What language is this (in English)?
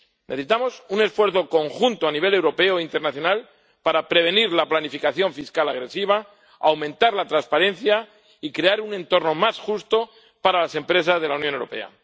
Spanish